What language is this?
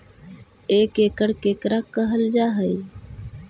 Magahi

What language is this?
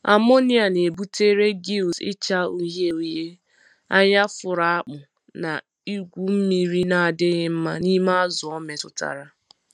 Igbo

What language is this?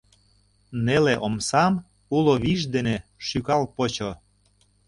Mari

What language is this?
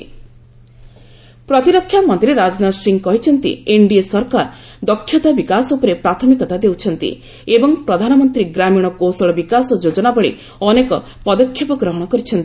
Odia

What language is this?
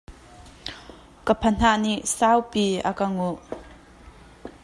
Hakha Chin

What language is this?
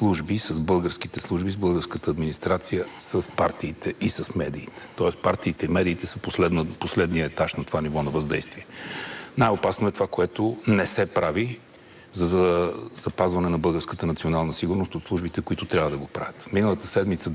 Bulgarian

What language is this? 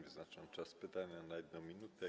Polish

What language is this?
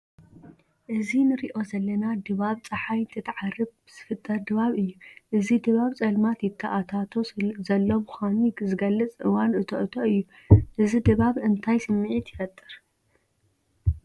Tigrinya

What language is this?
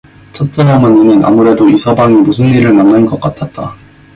Korean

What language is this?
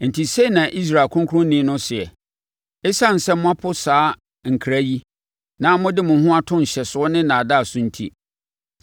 Akan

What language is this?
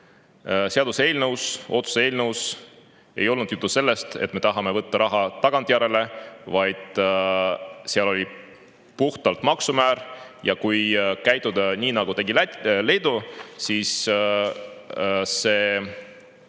Estonian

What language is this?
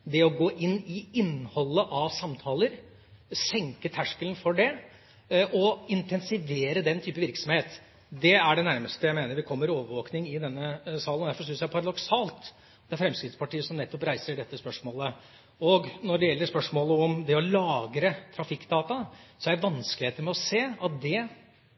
Norwegian Bokmål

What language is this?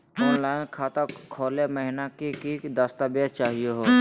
Magahi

